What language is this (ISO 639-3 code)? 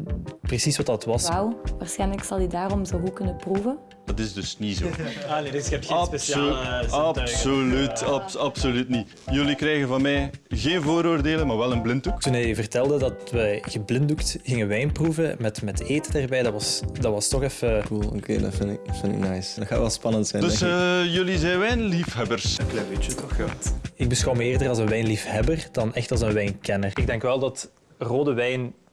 nld